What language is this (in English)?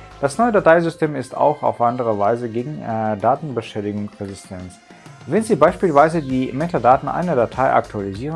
German